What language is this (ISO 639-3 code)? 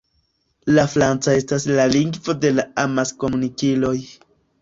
epo